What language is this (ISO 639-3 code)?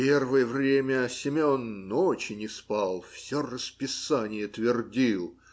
rus